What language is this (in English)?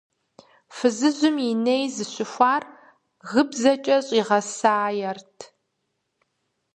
Kabardian